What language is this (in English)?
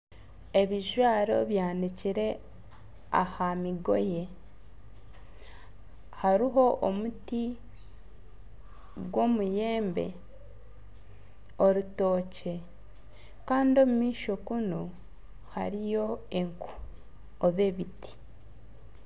Nyankole